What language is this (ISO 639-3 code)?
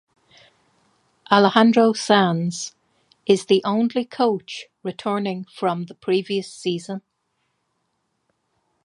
eng